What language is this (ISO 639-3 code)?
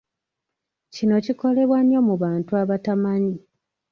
lug